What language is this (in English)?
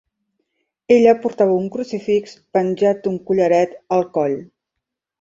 Catalan